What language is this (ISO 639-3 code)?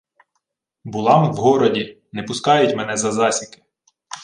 ukr